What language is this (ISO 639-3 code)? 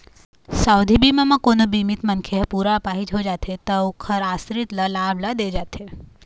hne